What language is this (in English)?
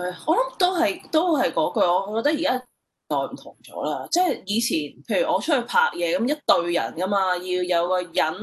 Chinese